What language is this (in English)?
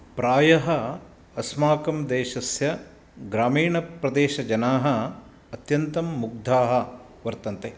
Sanskrit